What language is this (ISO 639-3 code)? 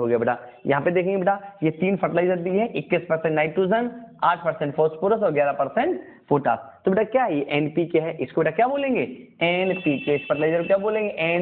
hin